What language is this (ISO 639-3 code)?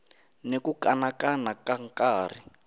tso